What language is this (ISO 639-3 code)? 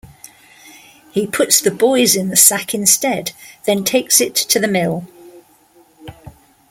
eng